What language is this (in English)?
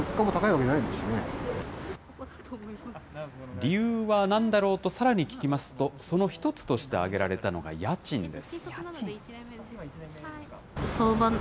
Japanese